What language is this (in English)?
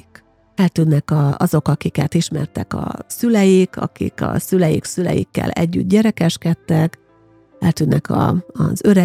Hungarian